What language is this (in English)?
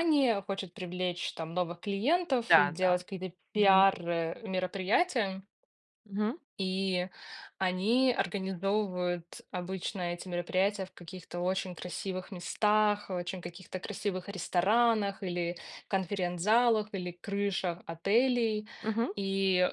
Russian